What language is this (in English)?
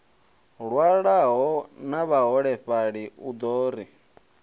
Venda